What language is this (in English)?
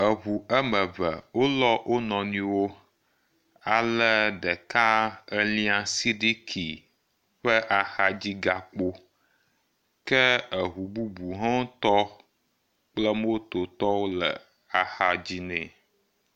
Ewe